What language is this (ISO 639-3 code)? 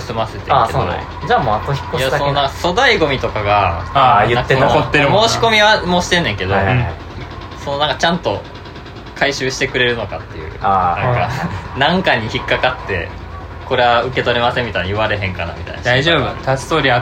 jpn